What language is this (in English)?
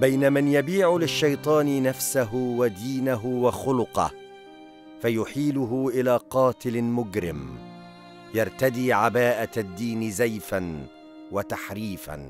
Arabic